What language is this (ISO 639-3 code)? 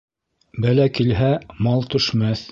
bak